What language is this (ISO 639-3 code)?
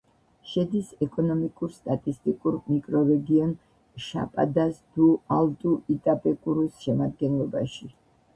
kat